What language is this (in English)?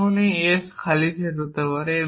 Bangla